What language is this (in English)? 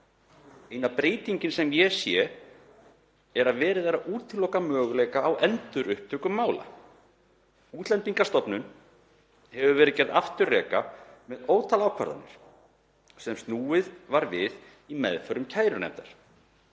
Icelandic